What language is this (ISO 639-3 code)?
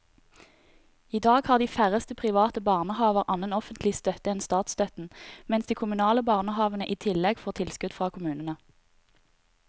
nor